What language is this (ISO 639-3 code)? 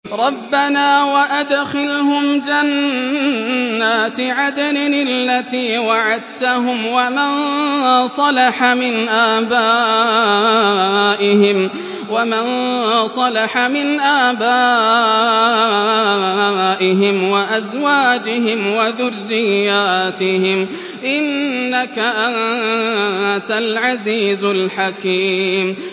ara